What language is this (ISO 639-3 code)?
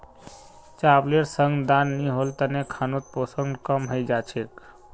mag